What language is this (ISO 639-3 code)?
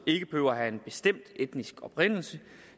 dan